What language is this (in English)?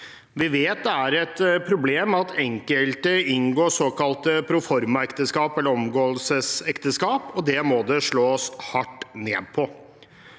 Norwegian